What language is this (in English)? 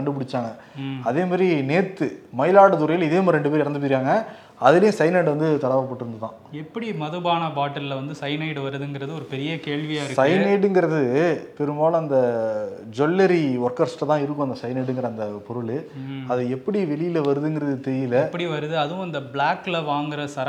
Tamil